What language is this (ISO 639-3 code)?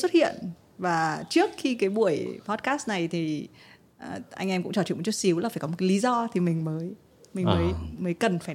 vie